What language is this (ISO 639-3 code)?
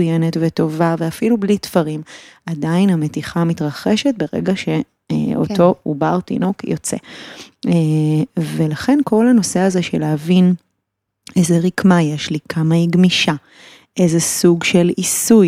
heb